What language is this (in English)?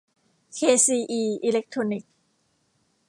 Thai